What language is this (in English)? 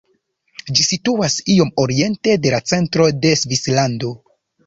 Esperanto